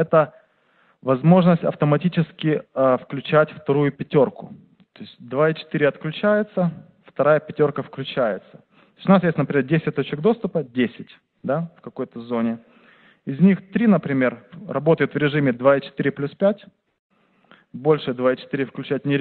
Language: Russian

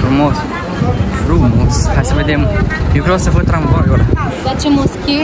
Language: Romanian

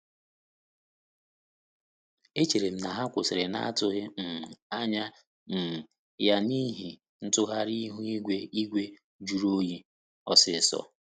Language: Igbo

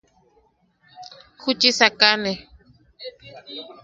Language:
Yaqui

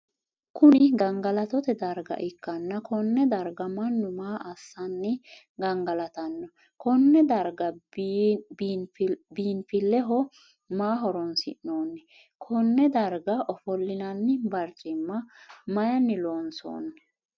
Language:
Sidamo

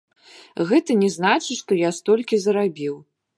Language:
Belarusian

